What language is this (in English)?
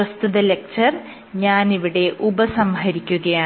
Malayalam